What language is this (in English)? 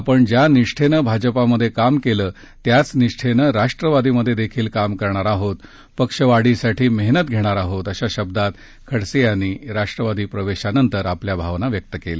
Marathi